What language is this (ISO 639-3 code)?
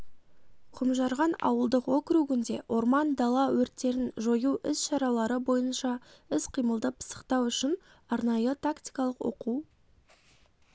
kaz